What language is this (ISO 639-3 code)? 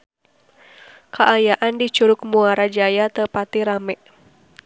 sun